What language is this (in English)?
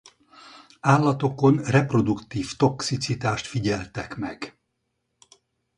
Hungarian